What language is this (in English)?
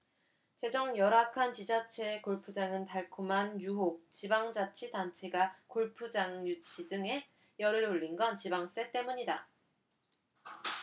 Korean